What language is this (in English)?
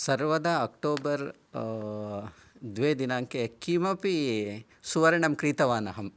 Sanskrit